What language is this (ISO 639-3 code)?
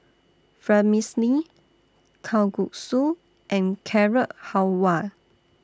eng